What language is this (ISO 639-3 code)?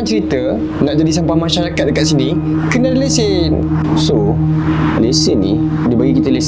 msa